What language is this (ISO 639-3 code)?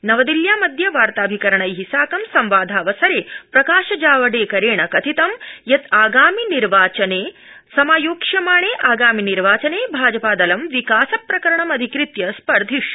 san